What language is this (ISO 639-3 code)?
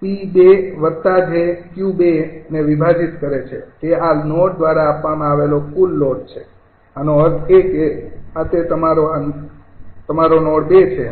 guj